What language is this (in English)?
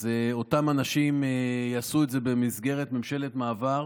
Hebrew